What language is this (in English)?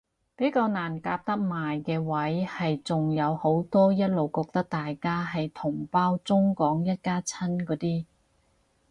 Cantonese